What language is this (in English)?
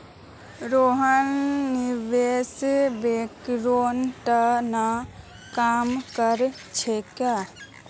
Magahi